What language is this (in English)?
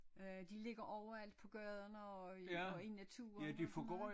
Danish